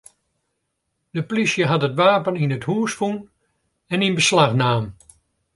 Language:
Western Frisian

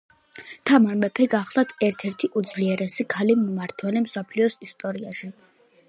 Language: Georgian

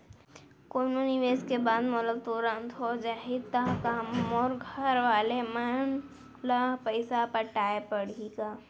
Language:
Chhattisgarhi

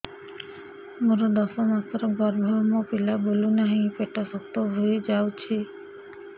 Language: Odia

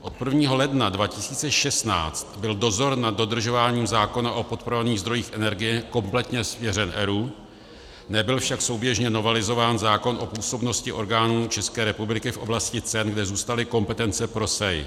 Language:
Czech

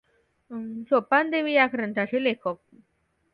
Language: Marathi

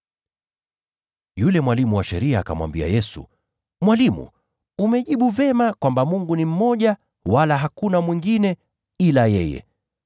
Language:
Swahili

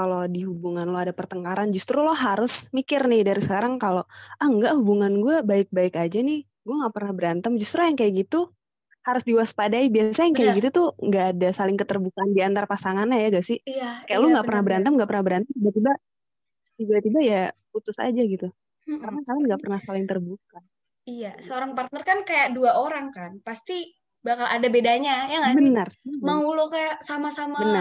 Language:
Indonesian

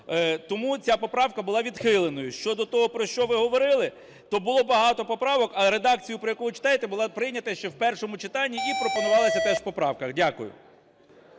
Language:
Ukrainian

